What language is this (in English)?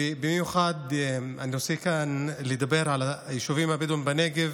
Hebrew